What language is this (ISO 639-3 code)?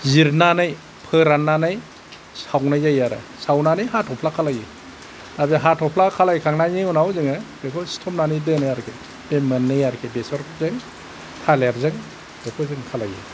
brx